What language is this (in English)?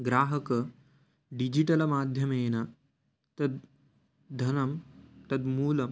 Sanskrit